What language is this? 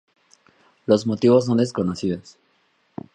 Spanish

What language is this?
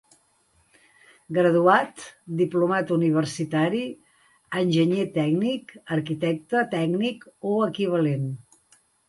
Catalan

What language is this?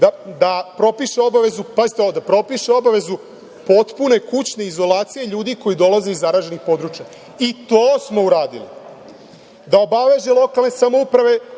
Serbian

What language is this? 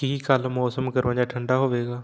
Punjabi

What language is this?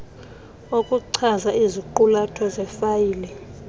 Xhosa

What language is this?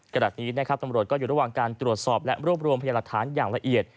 Thai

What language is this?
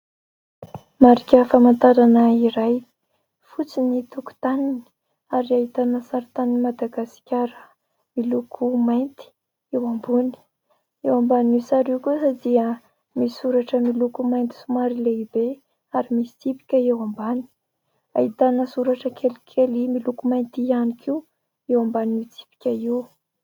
Malagasy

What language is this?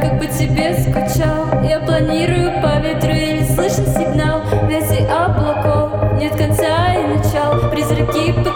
Russian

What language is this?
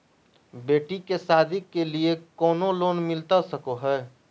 Magahi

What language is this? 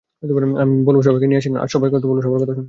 Bangla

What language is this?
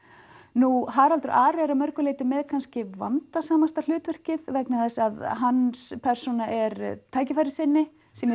Icelandic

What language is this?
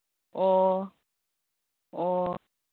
Manipuri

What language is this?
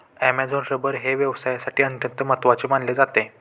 Marathi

